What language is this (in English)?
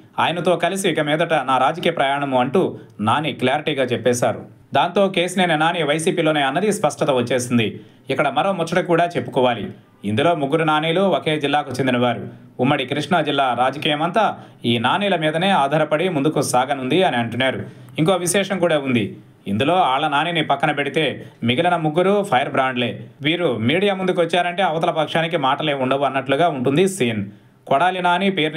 Telugu